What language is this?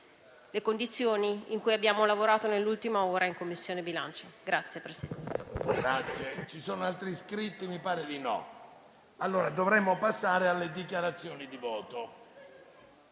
Italian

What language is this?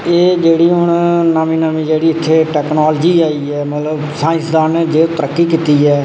Dogri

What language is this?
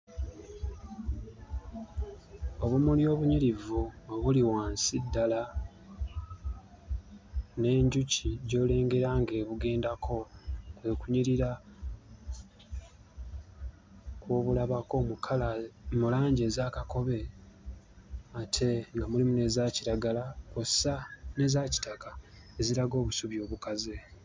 Ganda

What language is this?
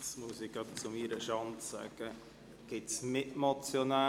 Swiss German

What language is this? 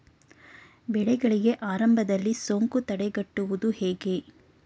Kannada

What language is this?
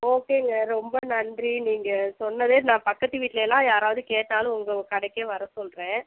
Tamil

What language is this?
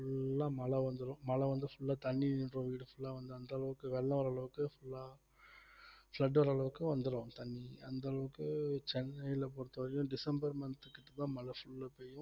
Tamil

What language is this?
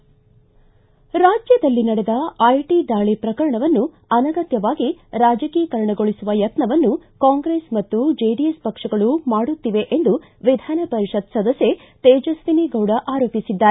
Kannada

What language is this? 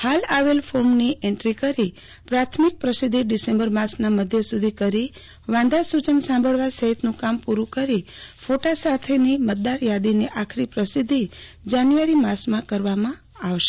Gujarati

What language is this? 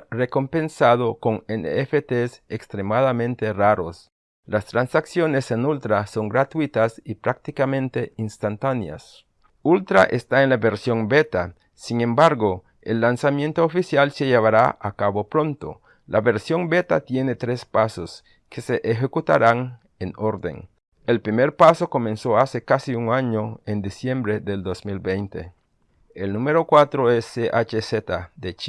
Spanish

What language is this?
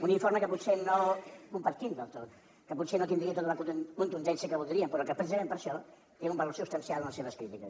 Catalan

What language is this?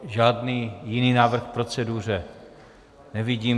Czech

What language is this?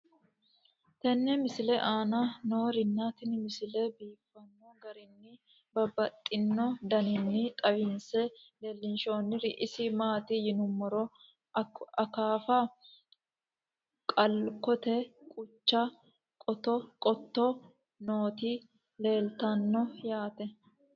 Sidamo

